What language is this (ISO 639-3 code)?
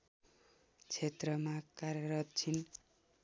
nep